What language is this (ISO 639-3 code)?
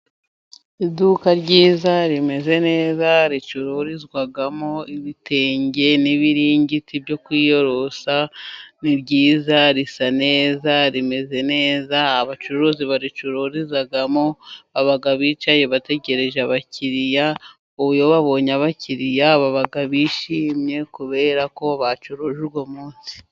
kin